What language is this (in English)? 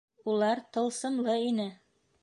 Bashkir